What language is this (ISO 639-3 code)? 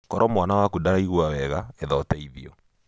kik